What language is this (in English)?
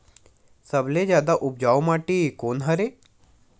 Chhattisgarhi